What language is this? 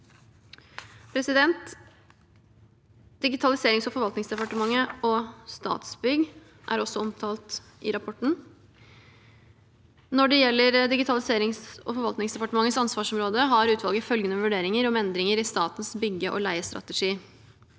Norwegian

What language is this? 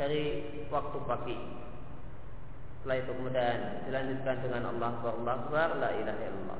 Indonesian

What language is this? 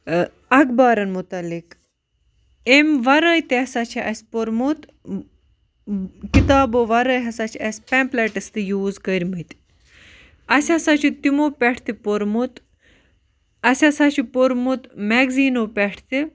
Kashmiri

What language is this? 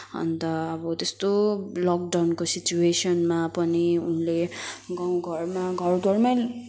Nepali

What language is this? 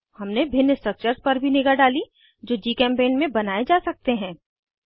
Hindi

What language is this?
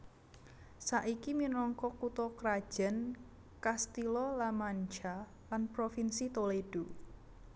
Javanese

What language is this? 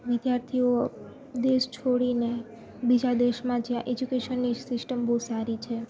Gujarati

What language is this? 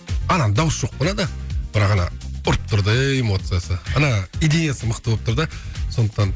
Kazakh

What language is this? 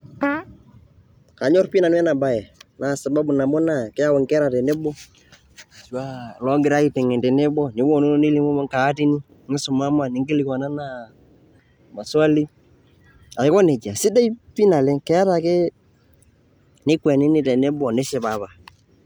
Masai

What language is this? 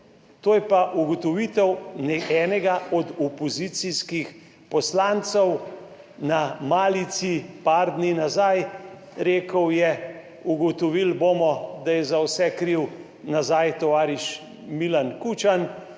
Slovenian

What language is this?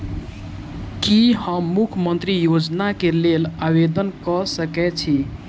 Maithili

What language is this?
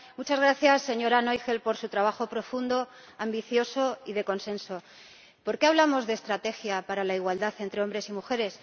Spanish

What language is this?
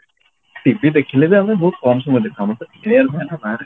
Odia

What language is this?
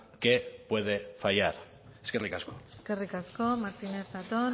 Basque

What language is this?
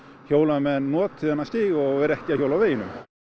Icelandic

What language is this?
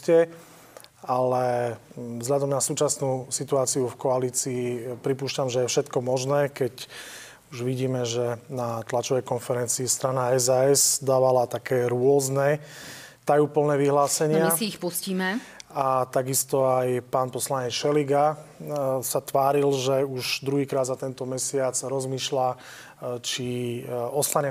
Slovak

